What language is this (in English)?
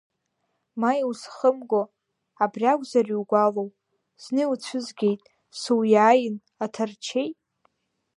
Abkhazian